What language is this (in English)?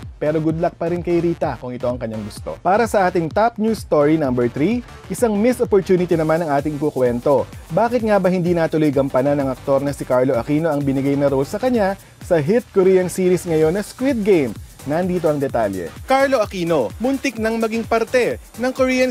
Filipino